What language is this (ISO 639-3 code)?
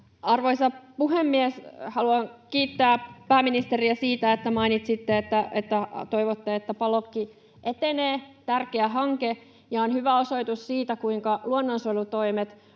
fin